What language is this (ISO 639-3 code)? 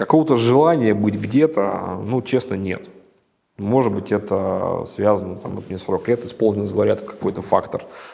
rus